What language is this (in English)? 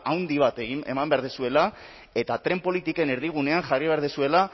Basque